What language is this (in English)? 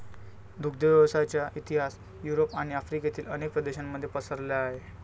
Marathi